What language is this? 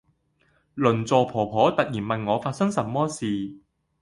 Cantonese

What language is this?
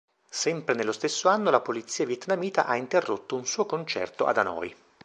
Italian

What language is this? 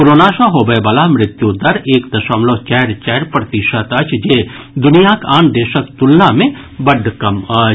Maithili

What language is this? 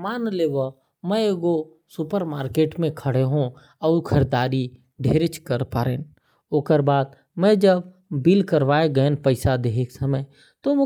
Korwa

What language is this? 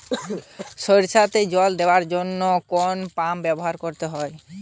Bangla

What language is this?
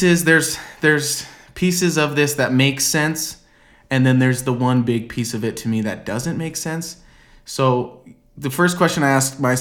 English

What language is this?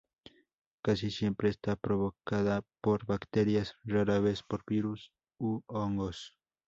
Spanish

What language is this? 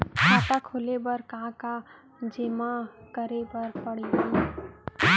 Chhattisgarhi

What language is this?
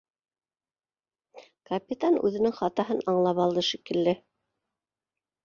Bashkir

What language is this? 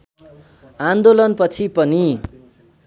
Nepali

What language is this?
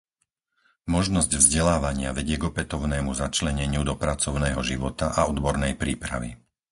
Slovak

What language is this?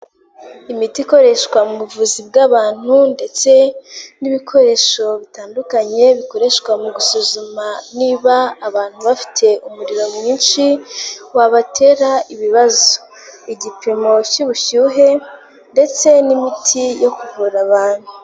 Kinyarwanda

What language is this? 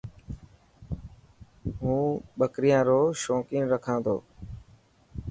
Dhatki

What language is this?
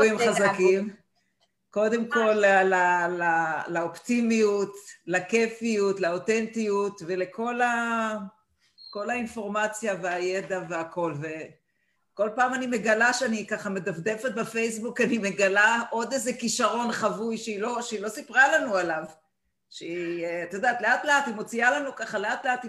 Hebrew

